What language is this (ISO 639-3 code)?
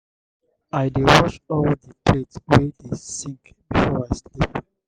pcm